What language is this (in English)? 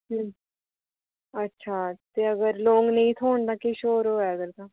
Dogri